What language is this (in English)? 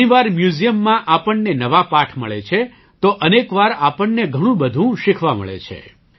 Gujarati